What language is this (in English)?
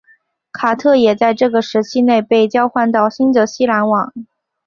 Chinese